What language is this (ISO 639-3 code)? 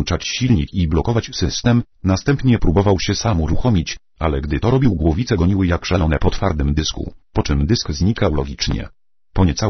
pol